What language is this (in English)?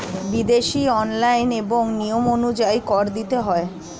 Bangla